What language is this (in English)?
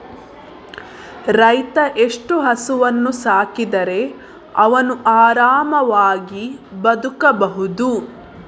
Kannada